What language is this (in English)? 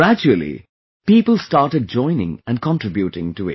English